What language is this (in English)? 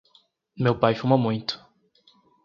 Portuguese